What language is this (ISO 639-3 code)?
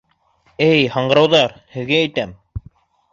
bak